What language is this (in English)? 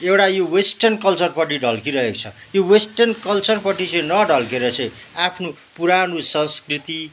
Nepali